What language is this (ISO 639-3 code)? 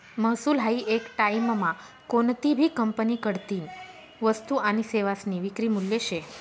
mar